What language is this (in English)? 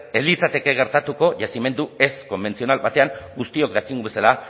Basque